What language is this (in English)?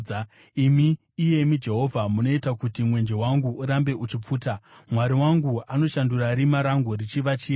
Shona